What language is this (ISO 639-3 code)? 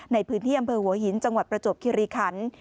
tha